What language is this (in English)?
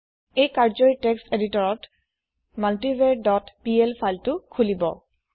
Assamese